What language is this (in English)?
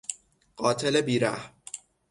Persian